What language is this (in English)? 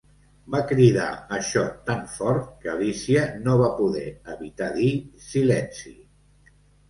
Catalan